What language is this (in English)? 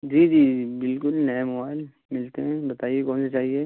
Urdu